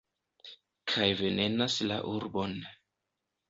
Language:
Esperanto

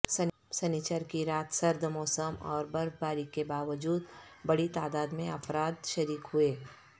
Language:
Urdu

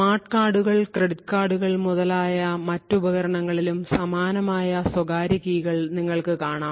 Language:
Malayalam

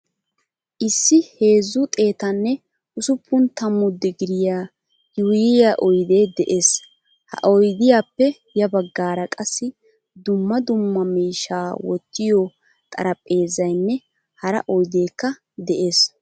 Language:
Wolaytta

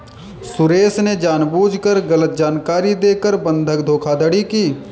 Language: Hindi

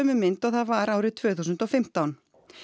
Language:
Icelandic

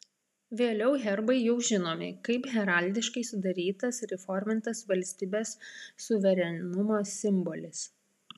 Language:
Lithuanian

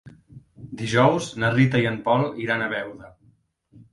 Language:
Catalan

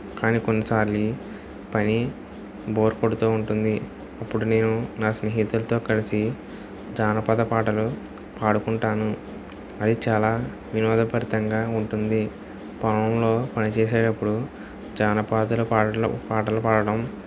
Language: Telugu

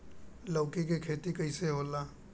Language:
Bhojpuri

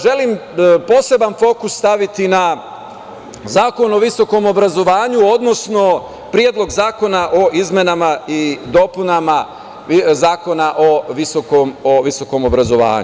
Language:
Serbian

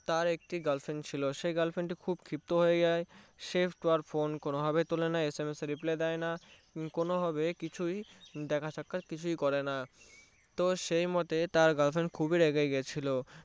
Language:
Bangla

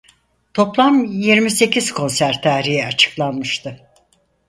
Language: Turkish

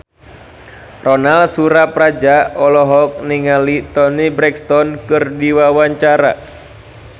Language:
Sundanese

